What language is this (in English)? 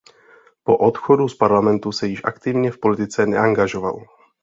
Czech